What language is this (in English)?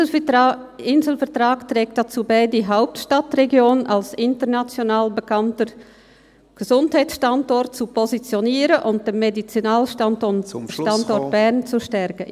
Swiss German